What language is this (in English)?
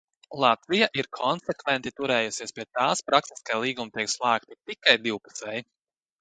Latvian